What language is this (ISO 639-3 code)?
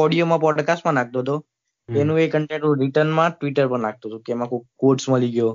guj